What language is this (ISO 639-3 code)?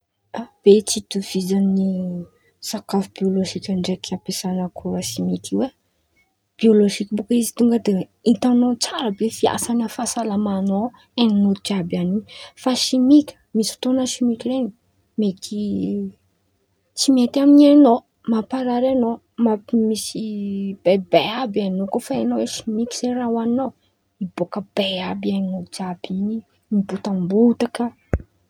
xmv